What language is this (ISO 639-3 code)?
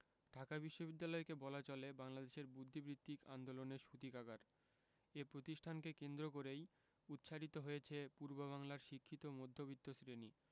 ben